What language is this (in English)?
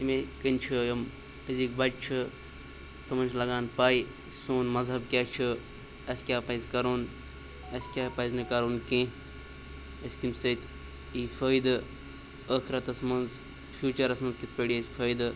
Kashmiri